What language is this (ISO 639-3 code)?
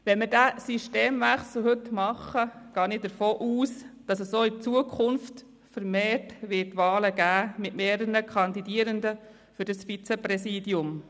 gsw